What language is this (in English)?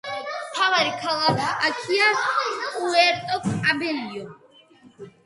Georgian